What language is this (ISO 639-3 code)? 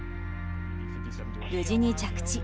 jpn